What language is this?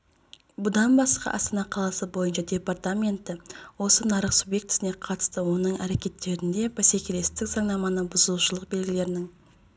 Kazakh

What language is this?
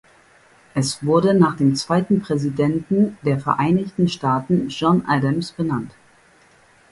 German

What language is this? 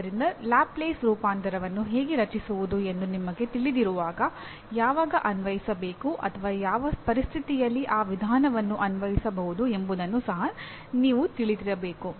Kannada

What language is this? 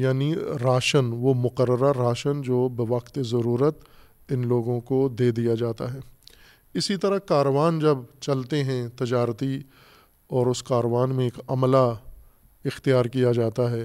Urdu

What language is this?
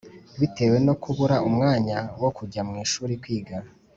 Kinyarwanda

